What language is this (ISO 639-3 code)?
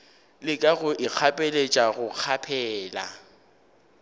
nso